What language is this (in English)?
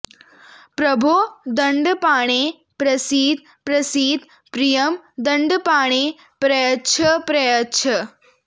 Sanskrit